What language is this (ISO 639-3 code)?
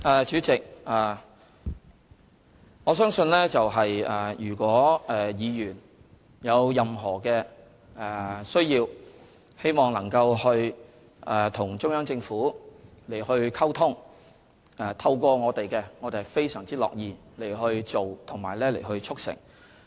yue